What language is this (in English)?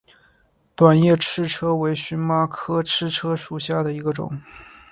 Chinese